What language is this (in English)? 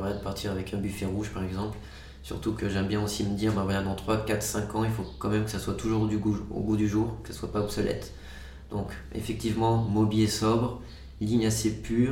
French